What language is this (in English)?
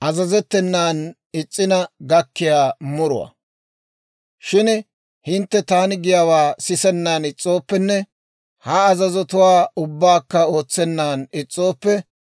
Dawro